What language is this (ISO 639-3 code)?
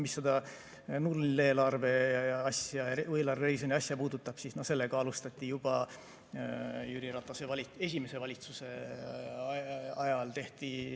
est